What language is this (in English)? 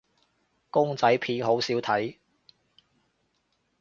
Cantonese